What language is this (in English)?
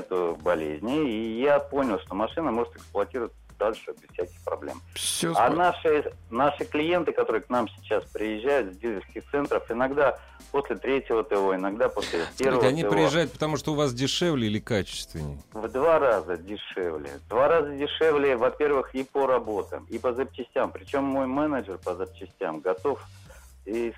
Russian